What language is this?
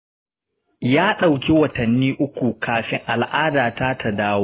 Hausa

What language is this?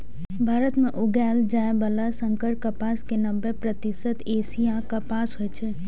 Maithili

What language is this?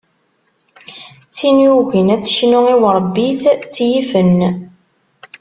Kabyle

